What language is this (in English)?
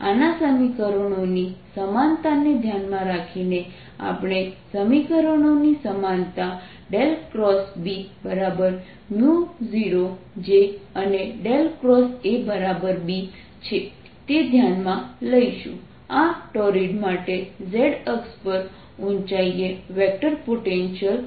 Gujarati